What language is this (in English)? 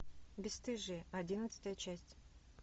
Russian